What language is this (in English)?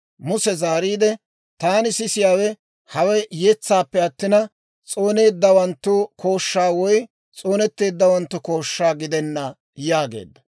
Dawro